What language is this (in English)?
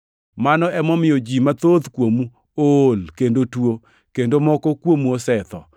Luo (Kenya and Tanzania)